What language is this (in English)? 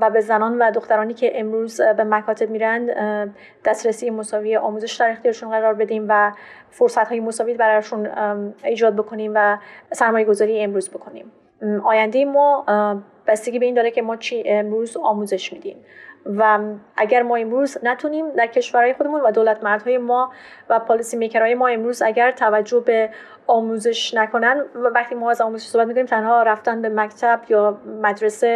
Persian